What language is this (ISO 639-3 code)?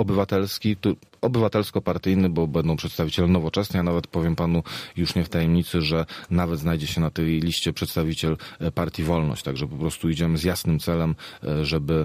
pol